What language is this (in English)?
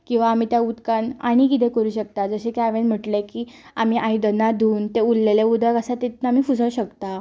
Konkani